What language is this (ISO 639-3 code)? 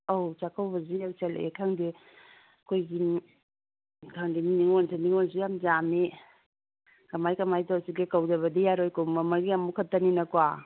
mni